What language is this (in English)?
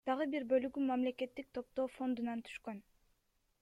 Kyrgyz